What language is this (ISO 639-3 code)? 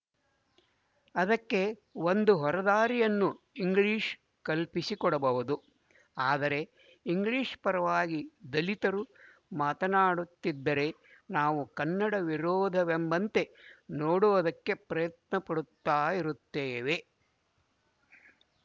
kan